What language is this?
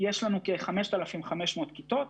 Hebrew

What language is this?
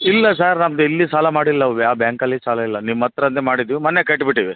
Kannada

